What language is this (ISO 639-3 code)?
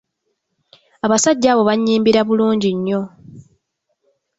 lug